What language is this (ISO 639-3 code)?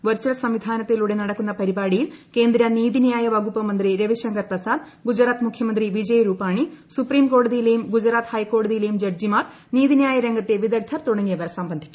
mal